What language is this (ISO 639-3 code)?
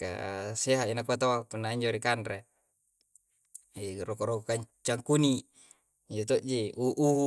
kjc